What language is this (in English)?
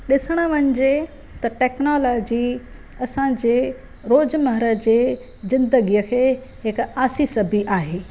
Sindhi